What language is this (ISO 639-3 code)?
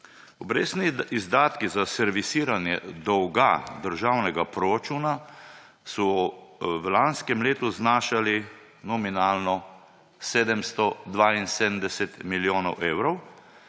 slv